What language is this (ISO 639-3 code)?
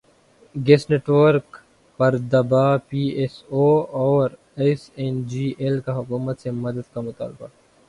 urd